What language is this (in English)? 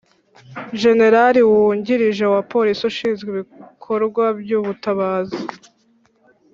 Kinyarwanda